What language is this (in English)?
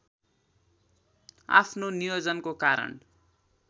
Nepali